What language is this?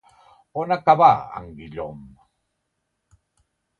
Catalan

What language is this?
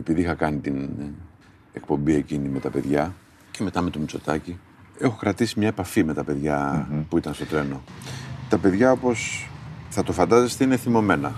Greek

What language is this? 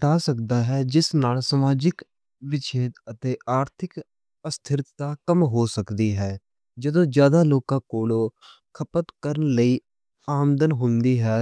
Western Panjabi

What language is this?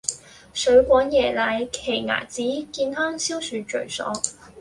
Cantonese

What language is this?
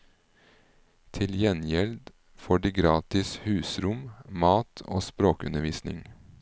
Norwegian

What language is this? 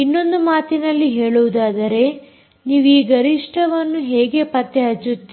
Kannada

